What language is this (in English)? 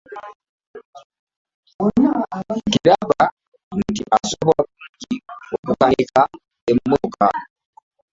Ganda